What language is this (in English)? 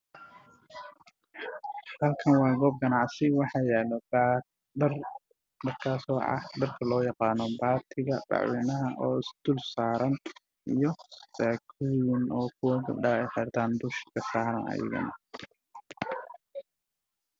Somali